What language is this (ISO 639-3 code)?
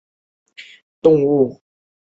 zho